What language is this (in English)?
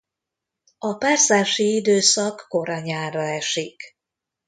Hungarian